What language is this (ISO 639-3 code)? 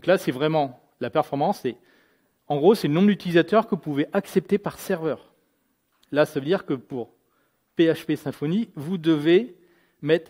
fra